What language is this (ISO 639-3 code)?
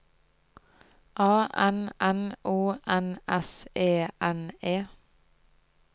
nor